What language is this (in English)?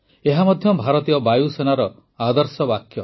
Odia